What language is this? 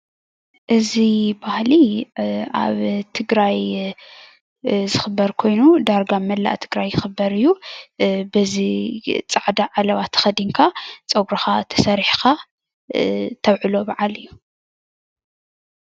Tigrinya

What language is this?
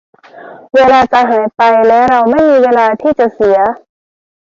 Thai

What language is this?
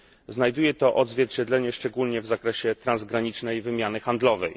Polish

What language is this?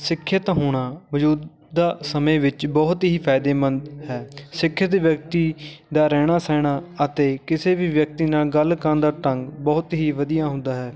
Punjabi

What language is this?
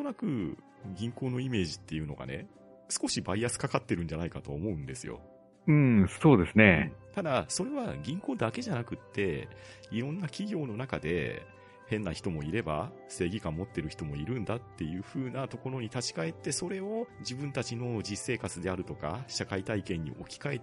Japanese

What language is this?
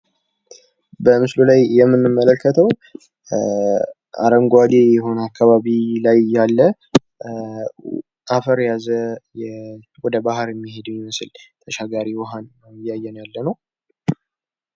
Amharic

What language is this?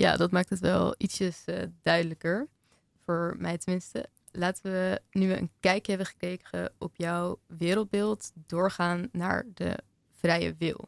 Dutch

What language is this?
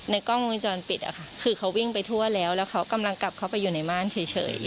Thai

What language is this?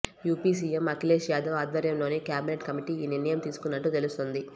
Telugu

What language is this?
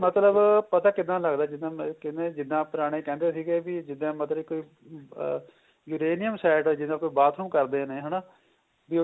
Punjabi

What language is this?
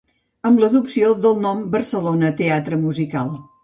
Catalan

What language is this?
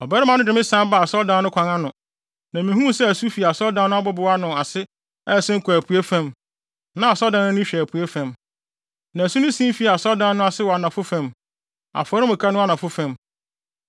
Akan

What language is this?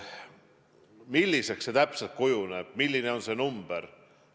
Estonian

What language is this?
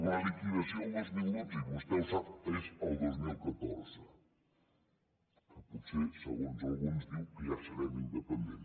Catalan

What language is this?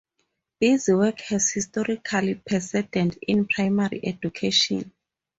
English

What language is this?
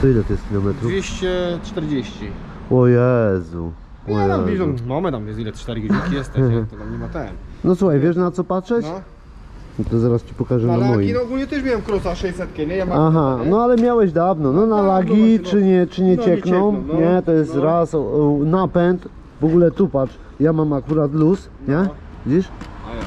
Polish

